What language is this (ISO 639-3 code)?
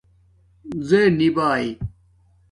dmk